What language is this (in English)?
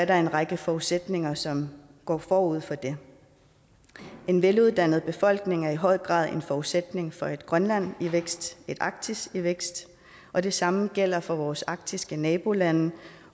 Danish